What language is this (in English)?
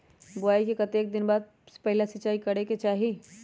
Magahi